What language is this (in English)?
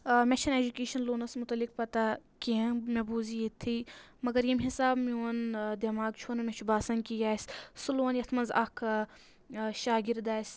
Kashmiri